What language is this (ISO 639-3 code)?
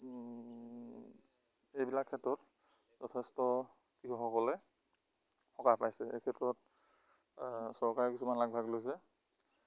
asm